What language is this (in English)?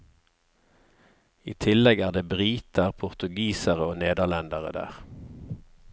Norwegian